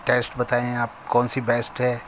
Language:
Urdu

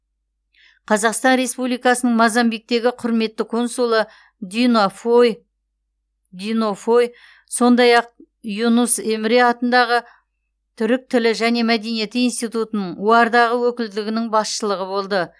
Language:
Kazakh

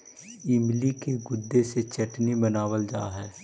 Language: Magahi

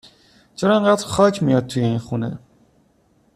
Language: Persian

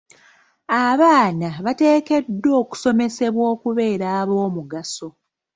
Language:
Ganda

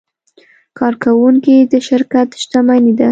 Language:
Pashto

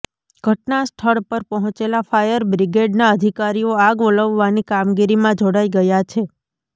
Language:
Gujarati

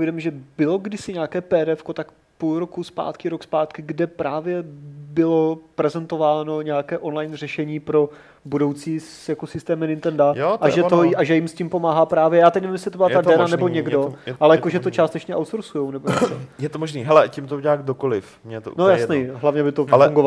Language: Czech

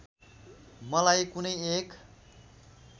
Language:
Nepali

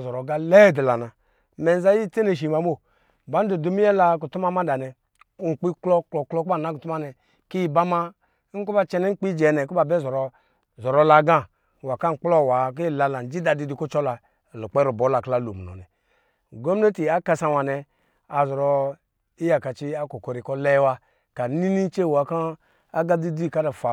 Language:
Lijili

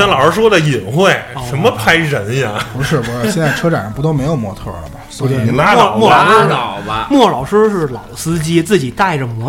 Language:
Chinese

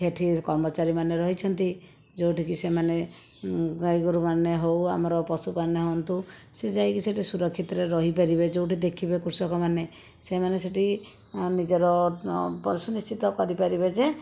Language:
Odia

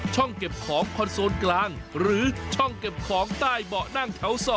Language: Thai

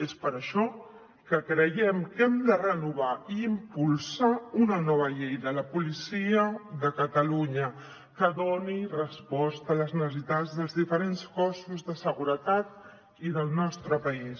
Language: Catalan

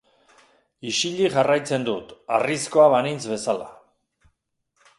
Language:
Basque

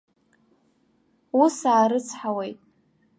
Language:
Abkhazian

